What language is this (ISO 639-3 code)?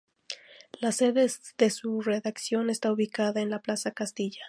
spa